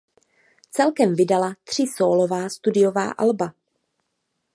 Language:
Czech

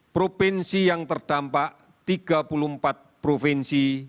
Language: Indonesian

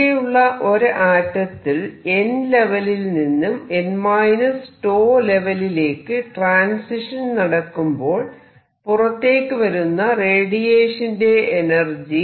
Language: Malayalam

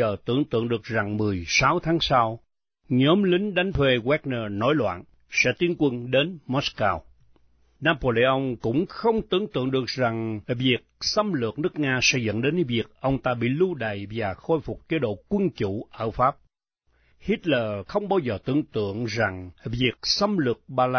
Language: Vietnamese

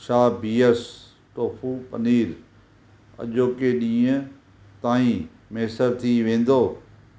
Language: Sindhi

